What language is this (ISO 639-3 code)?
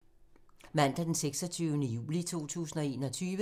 dan